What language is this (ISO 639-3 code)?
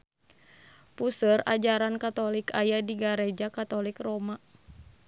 sun